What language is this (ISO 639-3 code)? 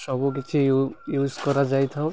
ori